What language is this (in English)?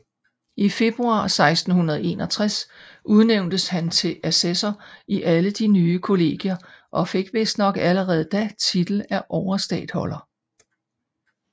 Danish